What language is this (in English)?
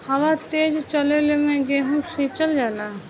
Bhojpuri